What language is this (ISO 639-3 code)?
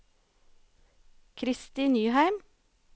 nor